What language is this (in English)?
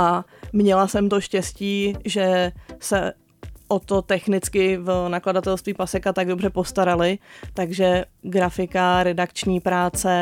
Czech